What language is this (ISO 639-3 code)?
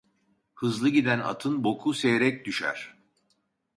tur